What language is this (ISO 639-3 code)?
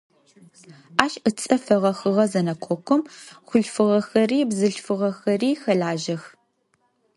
ady